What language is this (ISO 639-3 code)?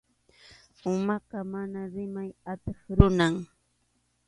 qxu